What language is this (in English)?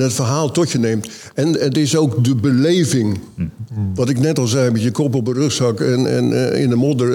Dutch